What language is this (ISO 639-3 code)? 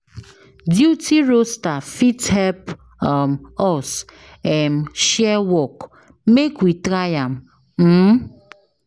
pcm